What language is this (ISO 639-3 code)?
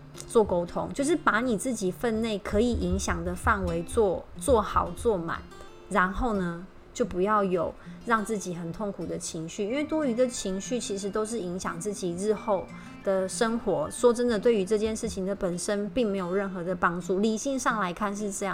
zho